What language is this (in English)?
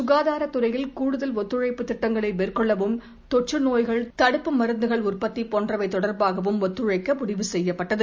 Tamil